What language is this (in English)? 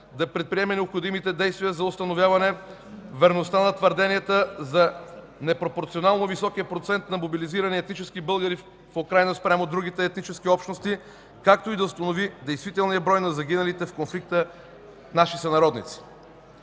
Bulgarian